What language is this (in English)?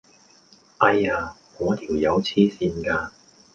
Cantonese